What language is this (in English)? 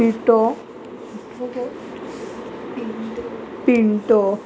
Konkani